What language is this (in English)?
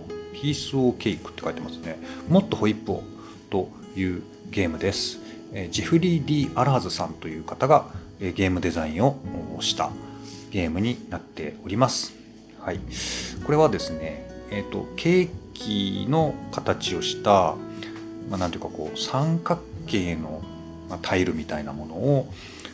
Japanese